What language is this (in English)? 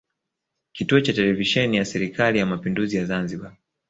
Swahili